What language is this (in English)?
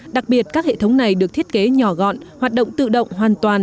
Vietnamese